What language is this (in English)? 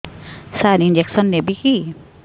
Odia